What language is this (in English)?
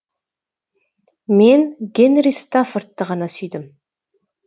Kazakh